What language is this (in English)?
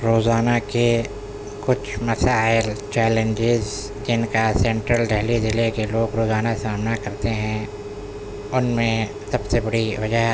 Urdu